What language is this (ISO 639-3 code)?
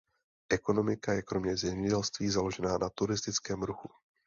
ces